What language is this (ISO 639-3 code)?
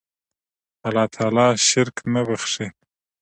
pus